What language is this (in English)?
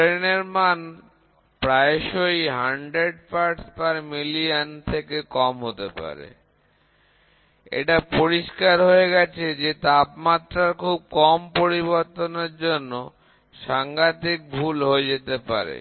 Bangla